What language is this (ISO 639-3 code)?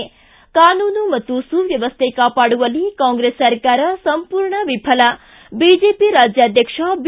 kan